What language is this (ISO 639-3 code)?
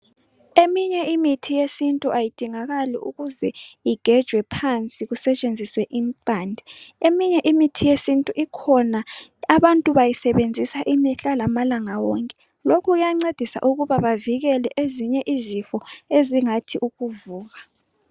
nde